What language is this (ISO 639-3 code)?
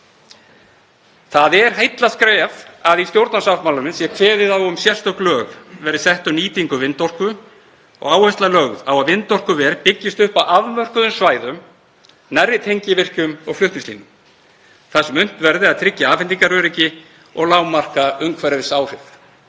isl